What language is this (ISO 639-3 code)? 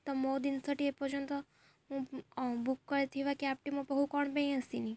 ori